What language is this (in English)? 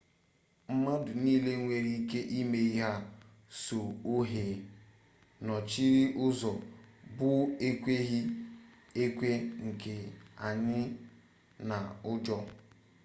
Igbo